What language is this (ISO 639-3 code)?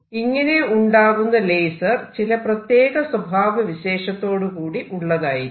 mal